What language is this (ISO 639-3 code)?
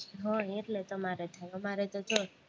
guj